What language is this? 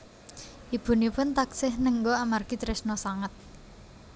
Javanese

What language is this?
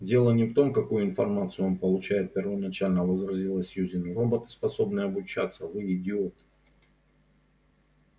Russian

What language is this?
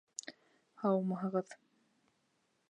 Bashkir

